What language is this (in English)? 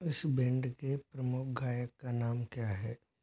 Hindi